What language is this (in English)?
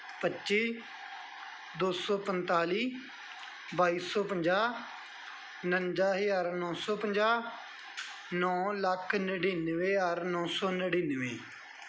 Punjabi